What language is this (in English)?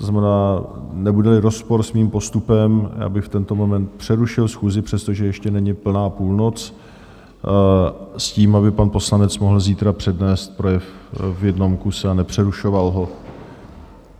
Czech